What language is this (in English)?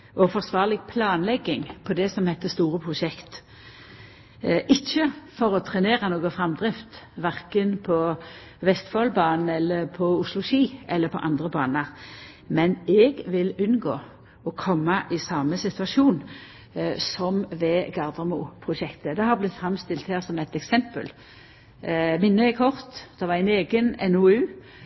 Norwegian Nynorsk